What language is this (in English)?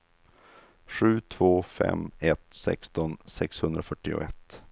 Swedish